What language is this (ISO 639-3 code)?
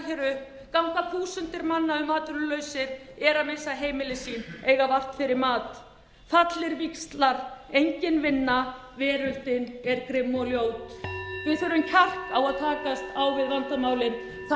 isl